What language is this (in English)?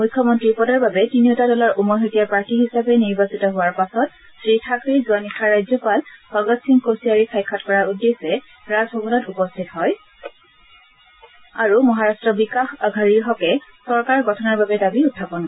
Assamese